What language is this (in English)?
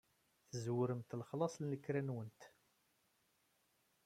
Kabyle